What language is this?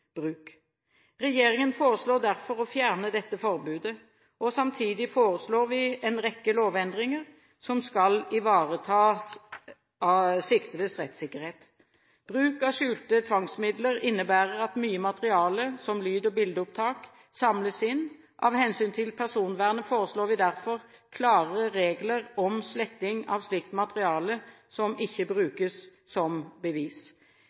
Norwegian Bokmål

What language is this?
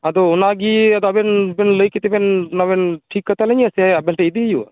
Santali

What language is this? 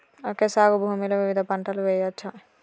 Telugu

